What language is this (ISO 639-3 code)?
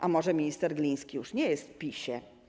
pol